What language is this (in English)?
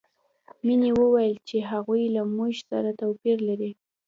Pashto